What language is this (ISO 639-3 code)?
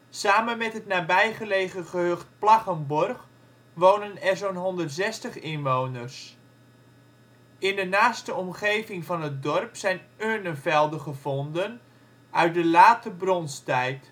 nld